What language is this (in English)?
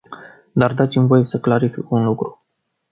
Romanian